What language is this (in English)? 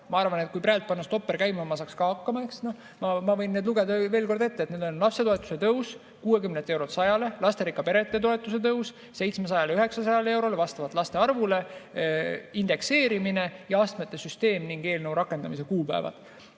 Estonian